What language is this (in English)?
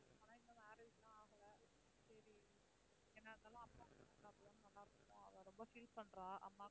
Tamil